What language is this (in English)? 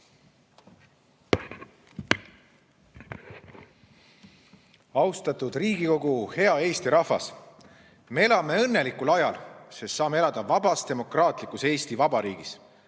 Estonian